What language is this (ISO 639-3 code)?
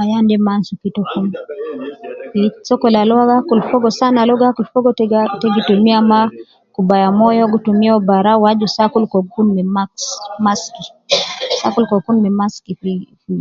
kcn